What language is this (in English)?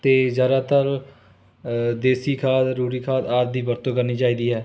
Punjabi